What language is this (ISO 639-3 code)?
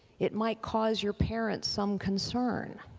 eng